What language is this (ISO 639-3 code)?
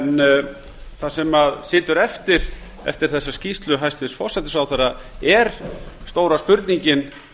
isl